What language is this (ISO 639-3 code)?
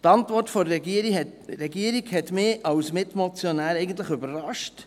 gsw